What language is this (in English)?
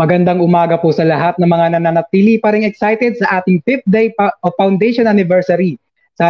Filipino